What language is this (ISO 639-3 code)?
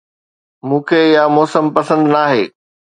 snd